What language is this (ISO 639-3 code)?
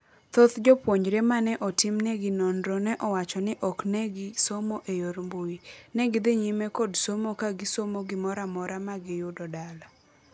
luo